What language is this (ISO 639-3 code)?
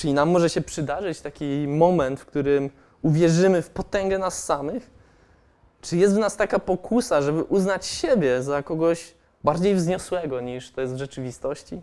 pol